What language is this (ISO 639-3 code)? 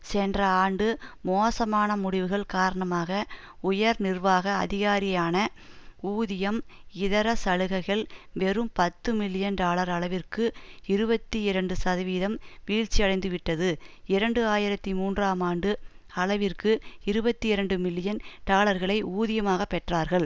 tam